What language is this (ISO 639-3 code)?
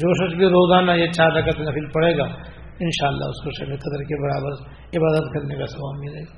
urd